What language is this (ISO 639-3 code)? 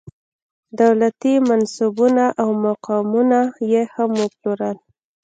pus